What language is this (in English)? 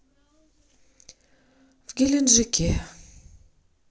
Russian